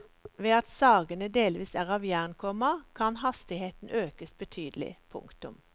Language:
Norwegian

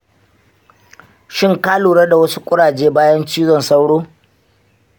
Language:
Hausa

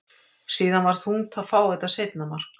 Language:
Icelandic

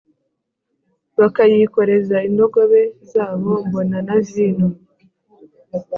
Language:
Kinyarwanda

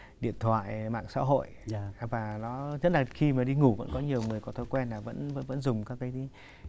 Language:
Vietnamese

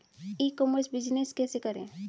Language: Hindi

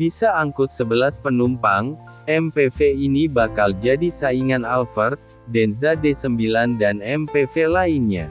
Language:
Indonesian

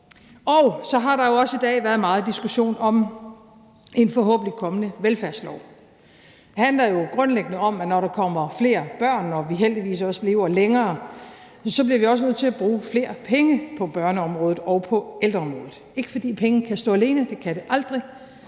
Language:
Danish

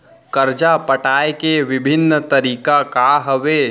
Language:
Chhattisgarhi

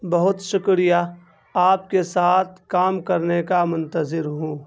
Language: Urdu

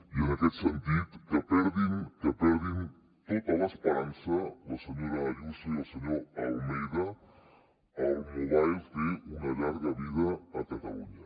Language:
Catalan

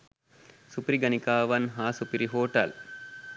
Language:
Sinhala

